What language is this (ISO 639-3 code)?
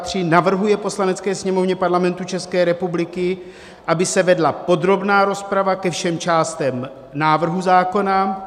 ces